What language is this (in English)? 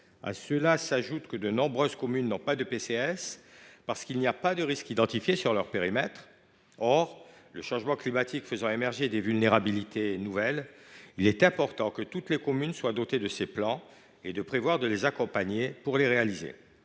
French